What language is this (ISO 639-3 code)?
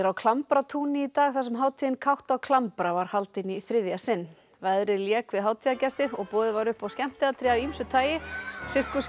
isl